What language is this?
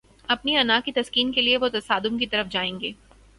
Urdu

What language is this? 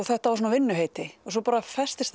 Icelandic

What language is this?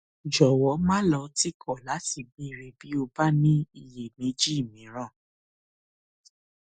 Yoruba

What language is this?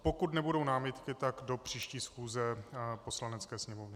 Czech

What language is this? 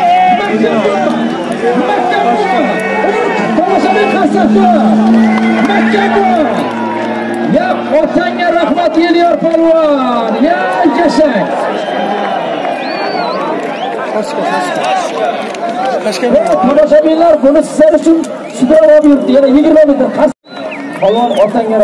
Turkish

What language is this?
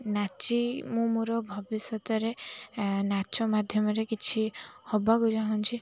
Odia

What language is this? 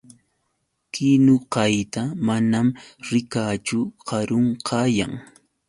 Yauyos Quechua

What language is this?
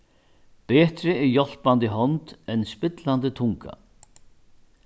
Faroese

